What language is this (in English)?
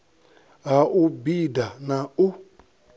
Venda